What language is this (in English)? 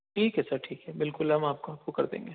Urdu